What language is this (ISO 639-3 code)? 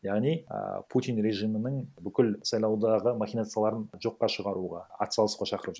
kaz